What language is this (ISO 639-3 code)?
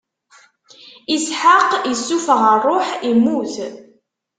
kab